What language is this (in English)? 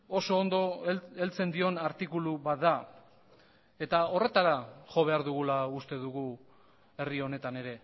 Basque